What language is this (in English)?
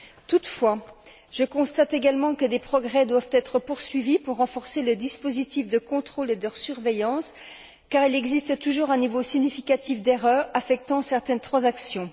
French